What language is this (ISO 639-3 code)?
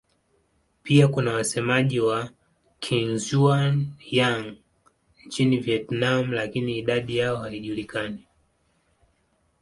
swa